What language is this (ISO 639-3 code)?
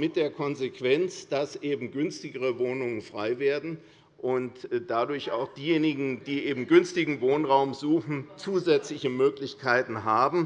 deu